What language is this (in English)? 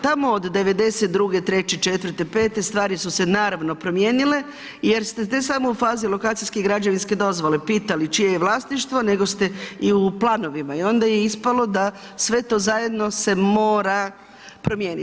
Croatian